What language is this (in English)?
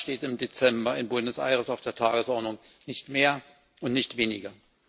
German